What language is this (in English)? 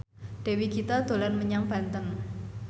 Javanese